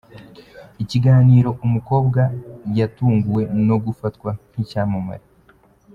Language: Kinyarwanda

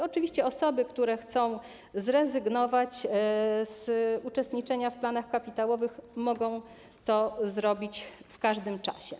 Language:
Polish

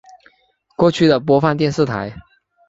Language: Chinese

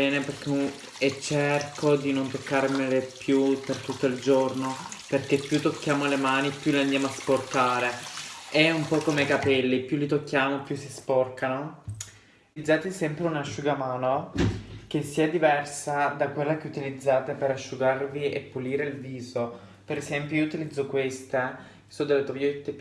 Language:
Italian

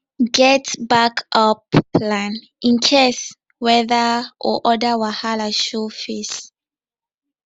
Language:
Nigerian Pidgin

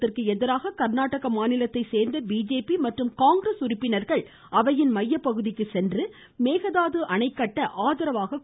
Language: Tamil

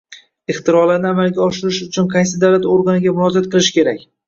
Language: Uzbek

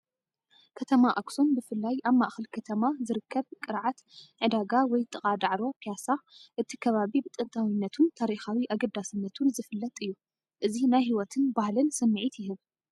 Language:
Tigrinya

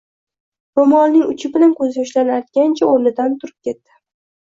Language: Uzbek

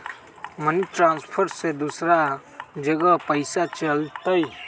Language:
Magahi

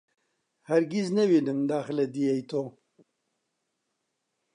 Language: Central Kurdish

